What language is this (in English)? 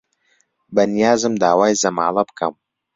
Central Kurdish